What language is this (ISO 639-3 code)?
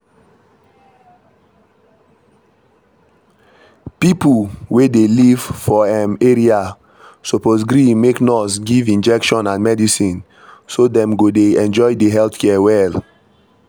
pcm